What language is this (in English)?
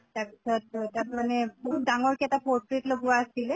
Assamese